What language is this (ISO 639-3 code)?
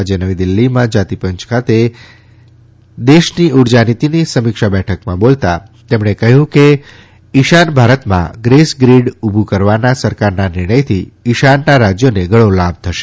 guj